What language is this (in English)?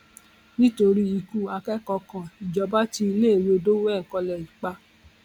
Yoruba